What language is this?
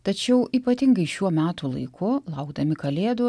Lithuanian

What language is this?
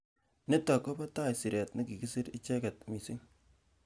Kalenjin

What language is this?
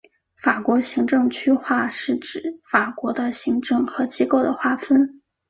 Chinese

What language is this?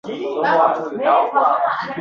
Uzbek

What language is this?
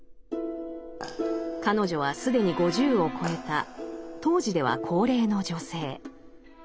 Japanese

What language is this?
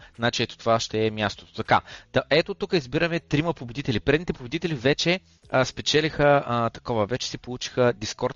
Bulgarian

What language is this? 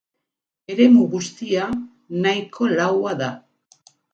Basque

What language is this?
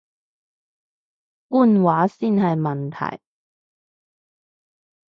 Cantonese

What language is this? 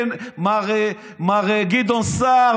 Hebrew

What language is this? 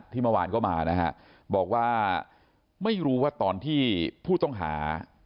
Thai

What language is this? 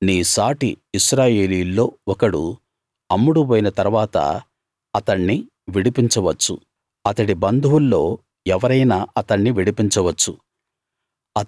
Telugu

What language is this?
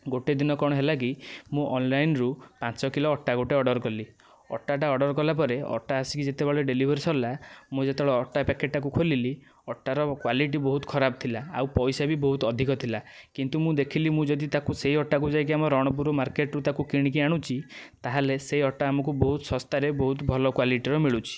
Odia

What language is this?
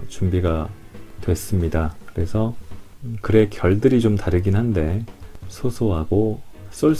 Korean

